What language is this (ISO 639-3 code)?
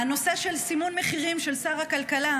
heb